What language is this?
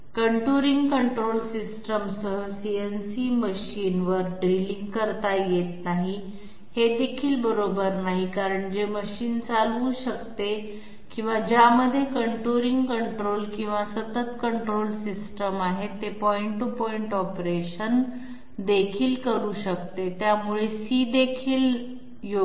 Marathi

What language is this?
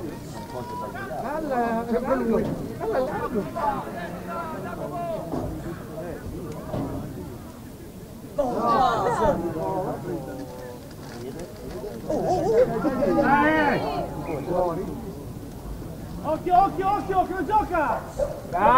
Italian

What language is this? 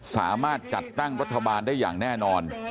Thai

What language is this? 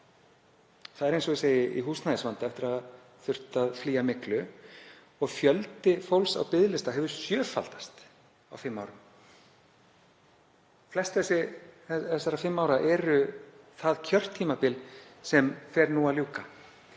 Icelandic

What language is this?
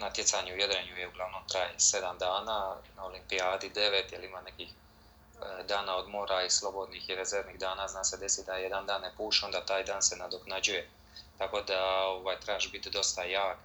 Croatian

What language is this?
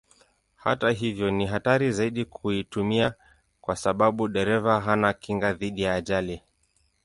Swahili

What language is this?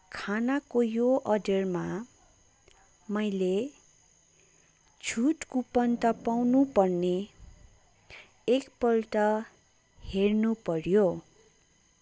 Nepali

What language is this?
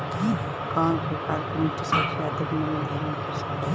Bhojpuri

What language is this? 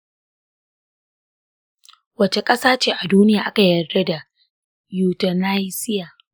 Hausa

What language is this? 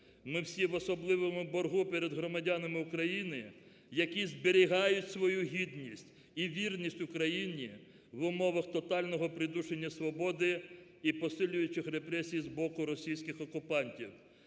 Ukrainian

